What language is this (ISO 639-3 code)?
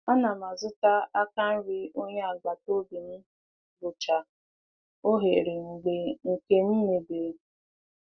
ibo